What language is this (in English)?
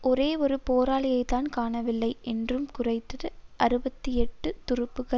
Tamil